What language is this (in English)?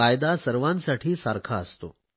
Marathi